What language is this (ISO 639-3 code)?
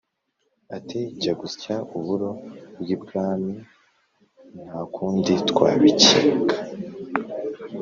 kin